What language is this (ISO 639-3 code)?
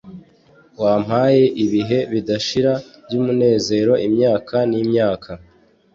kin